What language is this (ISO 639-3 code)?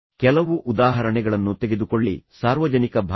kan